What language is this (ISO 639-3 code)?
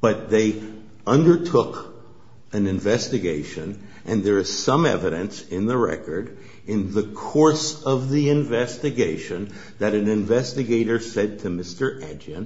eng